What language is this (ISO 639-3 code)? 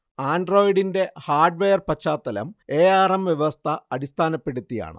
mal